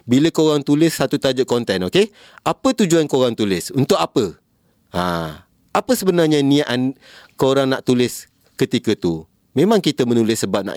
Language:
Malay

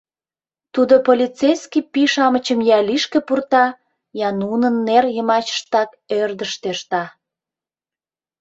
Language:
Mari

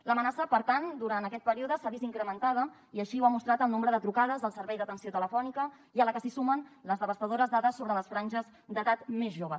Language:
Catalan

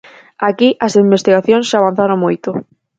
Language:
Galician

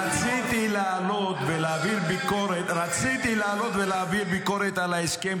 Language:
Hebrew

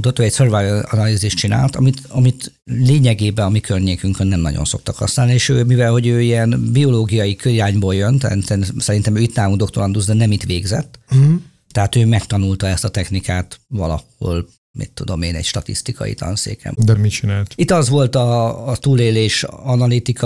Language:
Hungarian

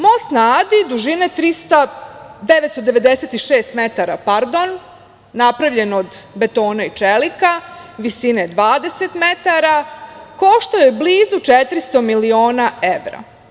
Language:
Serbian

